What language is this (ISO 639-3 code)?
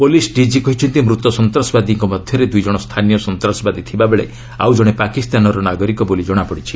ori